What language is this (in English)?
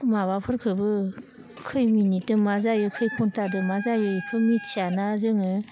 Bodo